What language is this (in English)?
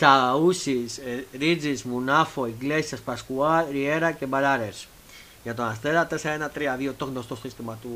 Greek